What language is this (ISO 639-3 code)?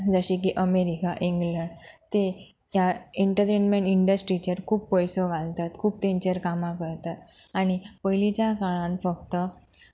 kok